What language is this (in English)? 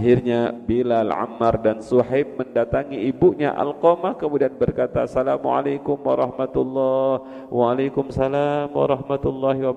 Indonesian